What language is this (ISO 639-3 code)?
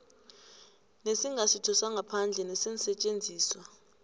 nbl